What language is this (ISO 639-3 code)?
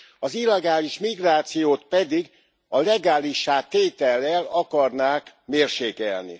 hun